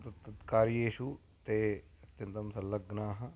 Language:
Sanskrit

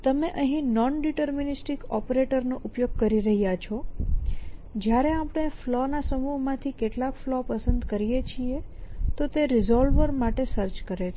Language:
Gujarati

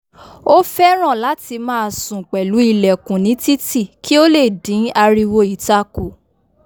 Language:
Yoruba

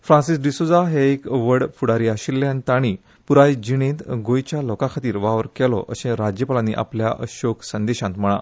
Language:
Konkani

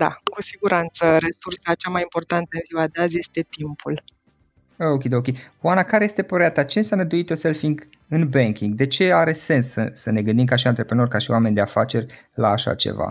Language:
Romanian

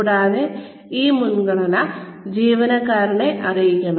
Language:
Malayalam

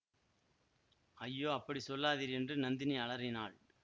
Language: Tamil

